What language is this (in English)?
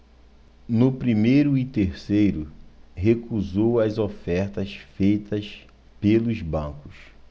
Portuguese